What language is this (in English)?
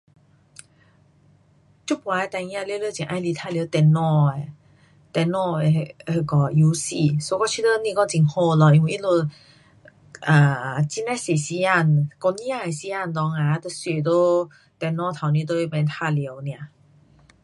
Pu-Xian Chinese